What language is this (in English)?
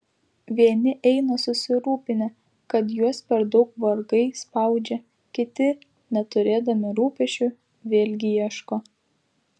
Lithuanian